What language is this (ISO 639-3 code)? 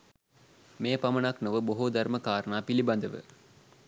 sin